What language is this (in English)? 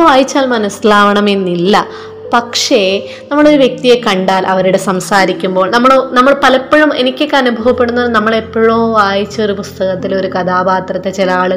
Malayalam